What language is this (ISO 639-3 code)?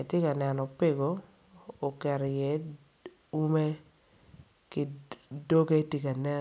ach